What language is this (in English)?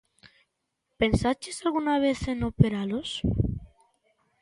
Galician